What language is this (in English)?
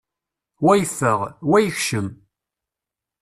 Kabyle